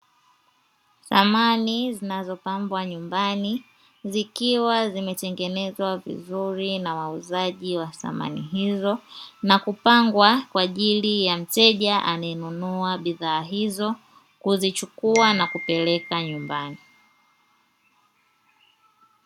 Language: Swahili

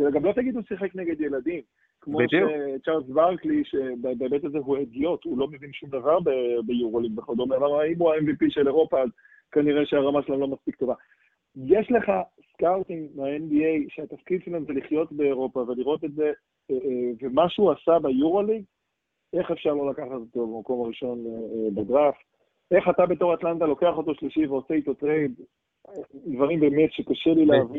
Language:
Hebrew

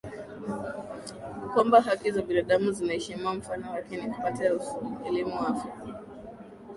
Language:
Swahili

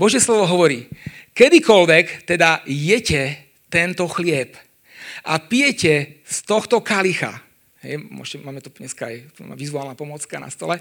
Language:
Slovak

